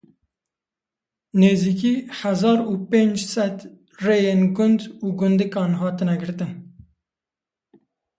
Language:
Kurdish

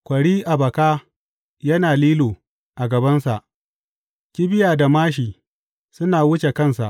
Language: Hausa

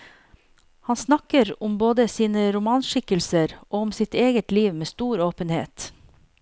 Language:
Norwegian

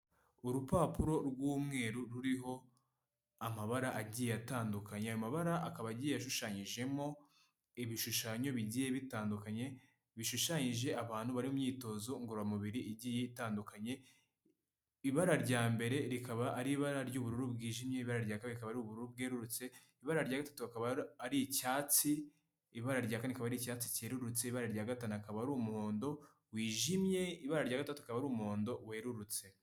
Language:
Kinyarwanda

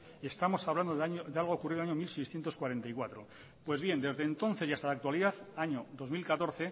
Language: Spanish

